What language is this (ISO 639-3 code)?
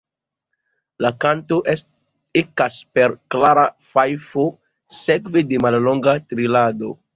epo